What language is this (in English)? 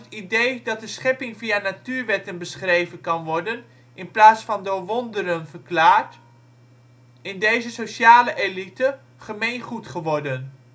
Dutch